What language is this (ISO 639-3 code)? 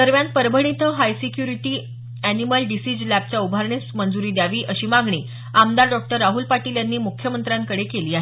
mar